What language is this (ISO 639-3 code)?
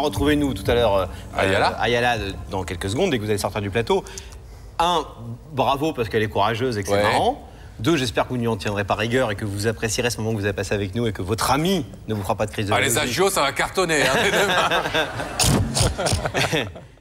fra